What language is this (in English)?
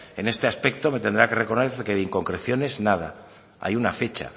Spanish